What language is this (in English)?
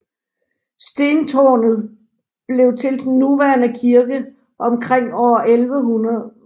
Danish